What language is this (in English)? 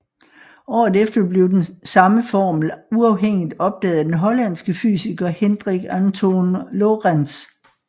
Danish